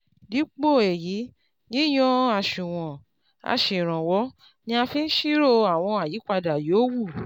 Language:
Yoruba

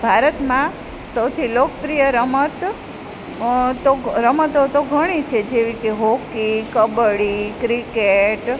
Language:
Gujarati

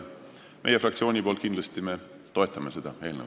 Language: Estonian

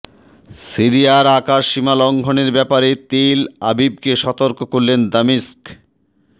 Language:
Bangla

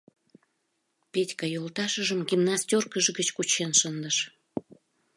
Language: Mari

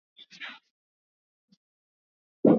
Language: Swahili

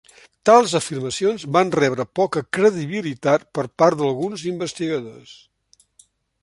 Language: Catalan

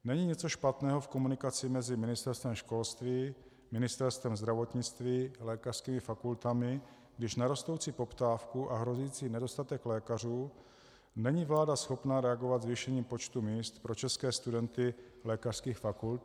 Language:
Czech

